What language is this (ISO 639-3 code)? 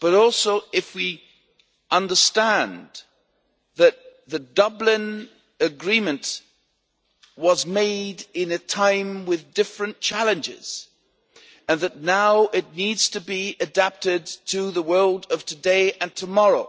eng